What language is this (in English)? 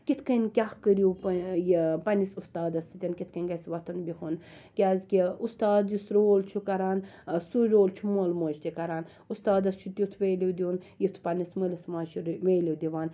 Kashmiri